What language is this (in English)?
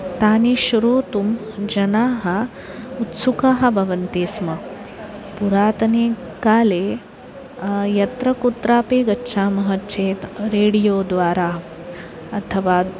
Sanskrit